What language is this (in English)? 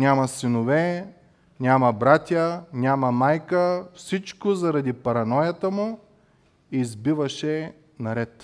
Bulgarian